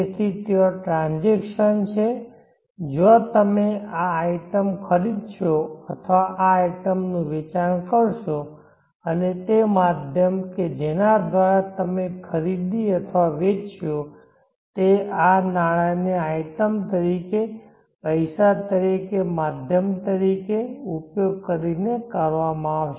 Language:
Gujarati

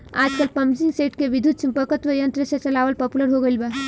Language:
Bhojpuri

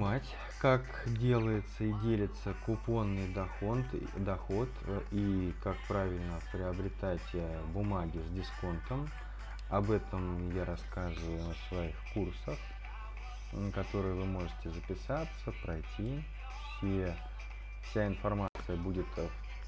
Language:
Russian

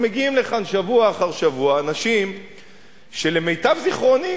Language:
Hebrew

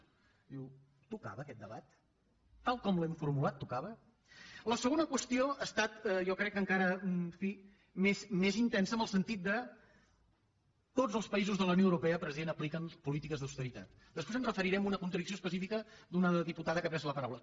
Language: Catalan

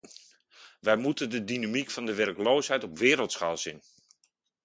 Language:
Dutch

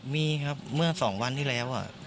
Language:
Thai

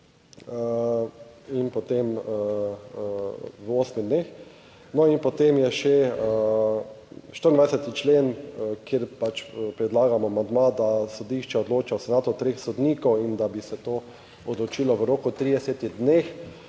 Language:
Slovenian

